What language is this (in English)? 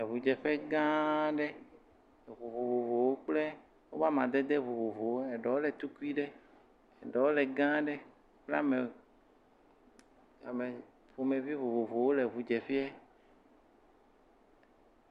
Ewe